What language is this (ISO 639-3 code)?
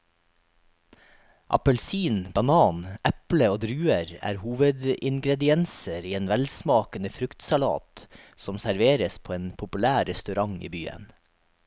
nor